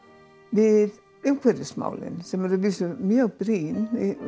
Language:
Icelandic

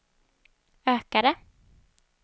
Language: Swedish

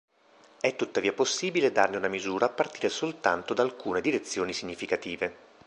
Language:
Italian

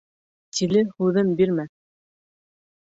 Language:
Bashkir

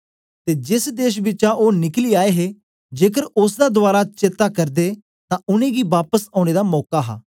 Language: Dogri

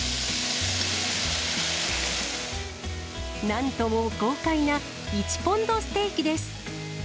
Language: Japanese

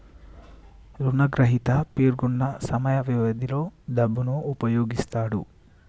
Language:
Telugu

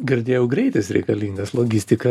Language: Lithuanian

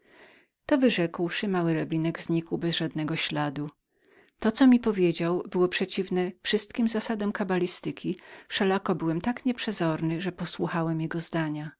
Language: Polish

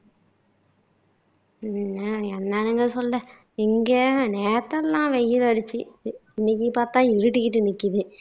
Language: Tamil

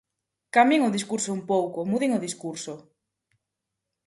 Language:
Galician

